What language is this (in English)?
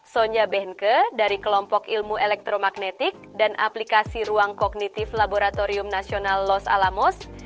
Indonesian